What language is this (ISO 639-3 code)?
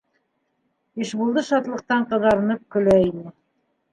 bak